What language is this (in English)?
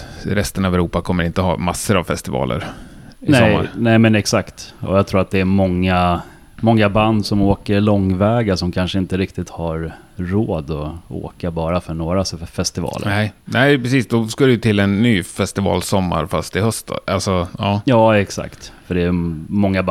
Swedish